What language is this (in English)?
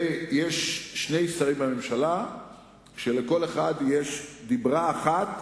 Hebrew